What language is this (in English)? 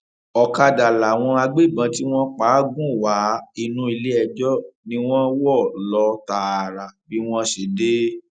Yoruba